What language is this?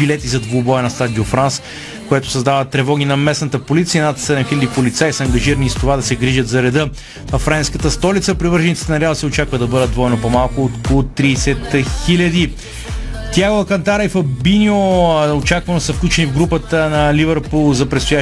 Bulgarian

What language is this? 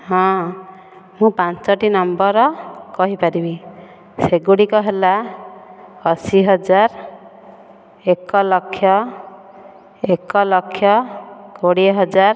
Odia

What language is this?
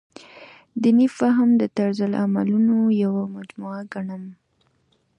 Pashto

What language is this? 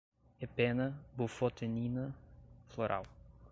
Portuguese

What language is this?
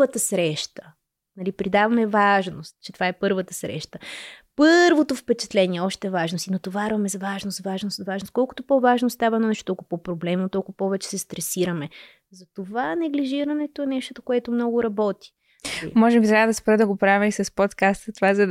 Bulgarian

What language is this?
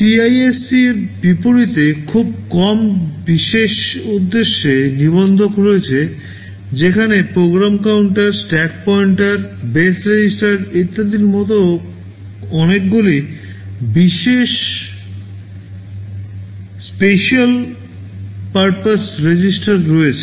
Bangla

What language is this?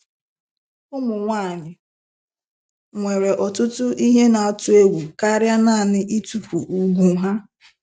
Igbo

